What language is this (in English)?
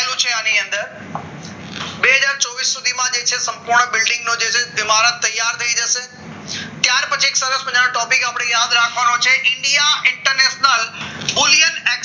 Gujarati